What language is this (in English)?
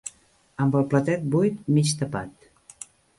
Catalan